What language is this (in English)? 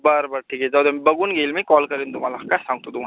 Marathi